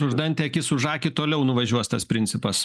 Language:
Lithuanian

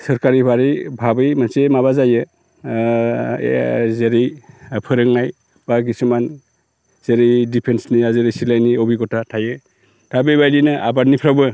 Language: Bodo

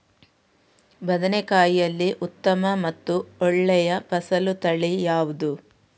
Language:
Kannada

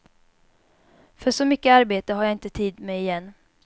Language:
Swedish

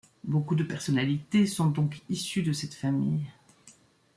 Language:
French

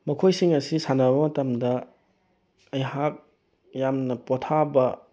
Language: Manipuri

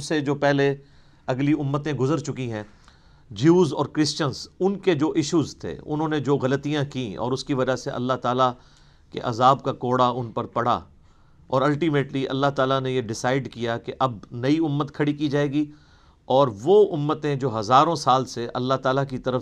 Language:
Urdu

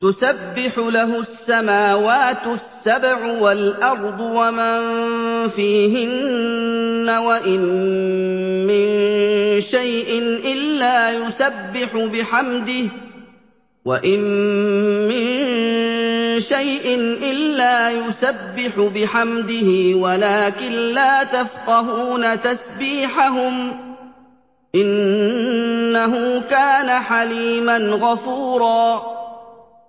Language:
Arabic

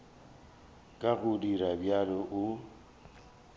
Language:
Northern Sotho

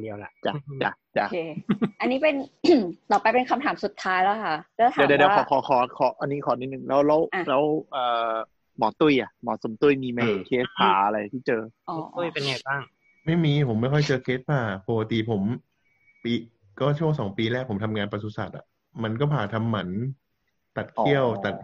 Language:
Thai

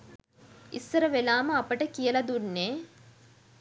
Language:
Sinhala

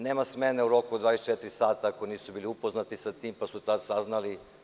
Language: Serbian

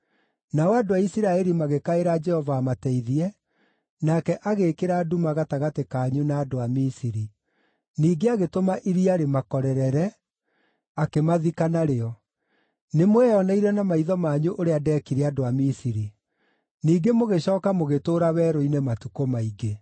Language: Kikuyu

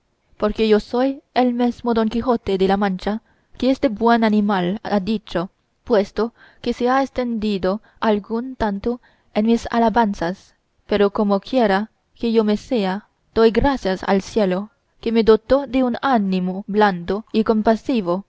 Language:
Spanish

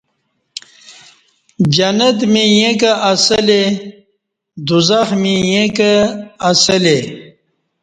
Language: Kati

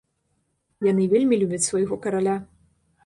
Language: Belarusian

